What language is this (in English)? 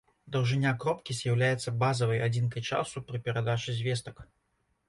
Belarusian